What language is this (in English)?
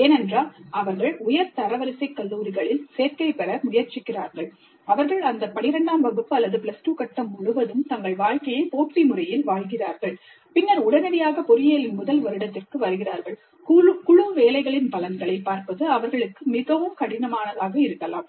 Tamil